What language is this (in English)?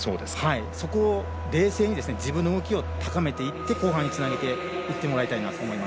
Japanese